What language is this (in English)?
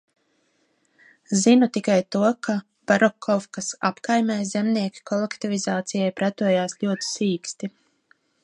Latvian